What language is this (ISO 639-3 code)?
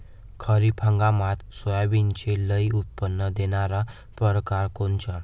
mar